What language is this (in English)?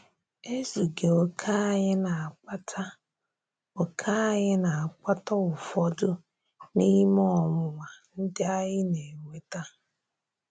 Igbo